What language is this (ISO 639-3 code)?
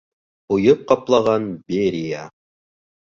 bak